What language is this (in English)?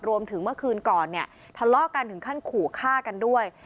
Thai